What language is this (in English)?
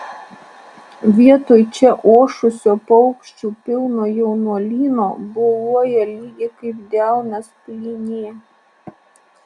Lithuanian